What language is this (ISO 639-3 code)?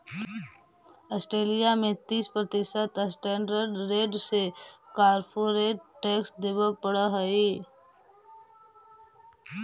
mag